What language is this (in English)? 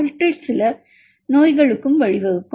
Tamil